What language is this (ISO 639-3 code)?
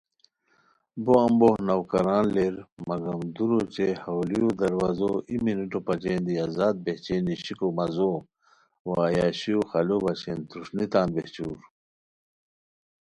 khw